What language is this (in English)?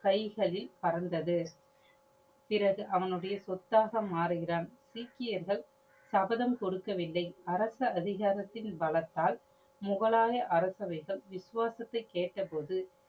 Tamil